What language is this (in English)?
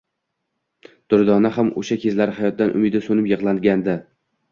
Uzbek